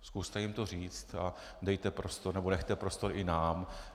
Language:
Czech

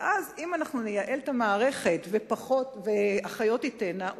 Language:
Hebrew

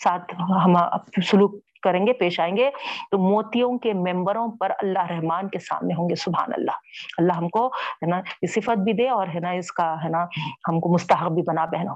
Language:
Urdu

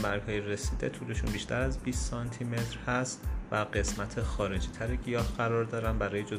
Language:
Persian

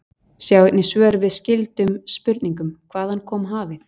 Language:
Icelandic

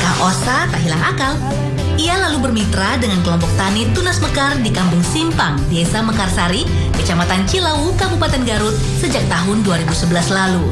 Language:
Indonesian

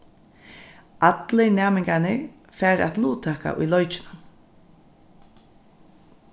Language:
Faroese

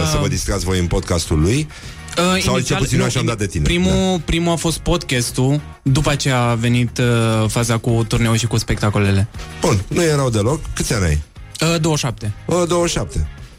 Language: Romanian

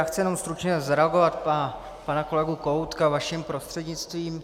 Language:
Czech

